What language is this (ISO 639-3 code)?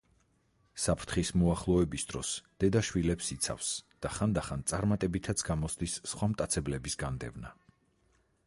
kat